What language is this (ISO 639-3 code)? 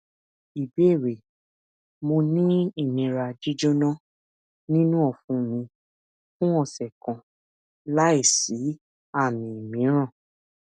yor